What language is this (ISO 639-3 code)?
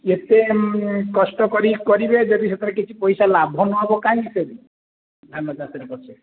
ori